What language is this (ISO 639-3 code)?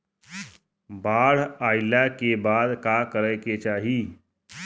bho